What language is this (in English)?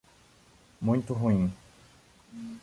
Portuguese